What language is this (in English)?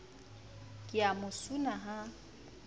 Southern Sotho